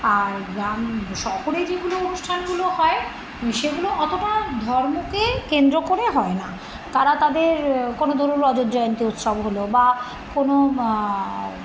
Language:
Bangla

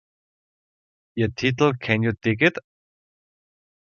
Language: German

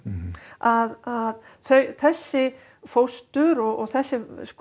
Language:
Icelandic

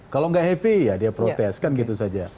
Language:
Indonesian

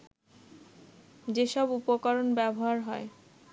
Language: Bangla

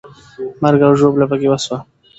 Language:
Pashto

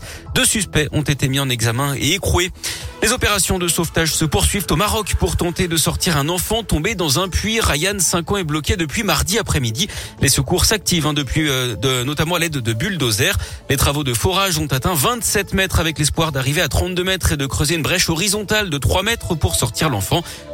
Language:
French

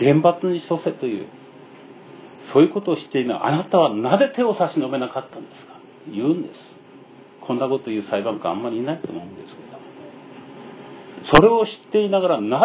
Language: Japanese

